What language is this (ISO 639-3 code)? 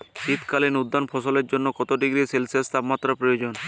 ben